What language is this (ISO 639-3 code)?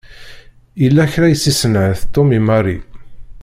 kab